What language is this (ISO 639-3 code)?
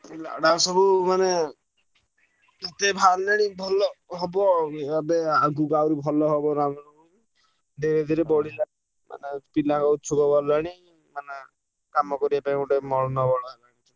ori